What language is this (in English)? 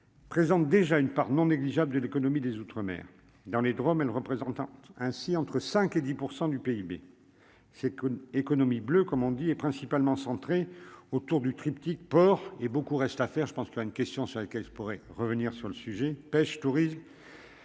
French